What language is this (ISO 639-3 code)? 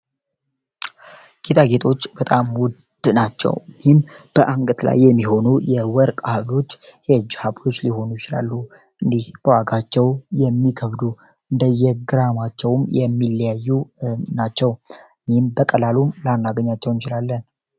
amh